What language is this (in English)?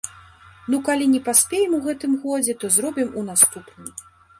Belarusian